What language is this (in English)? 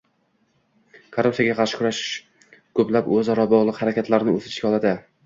Uzbek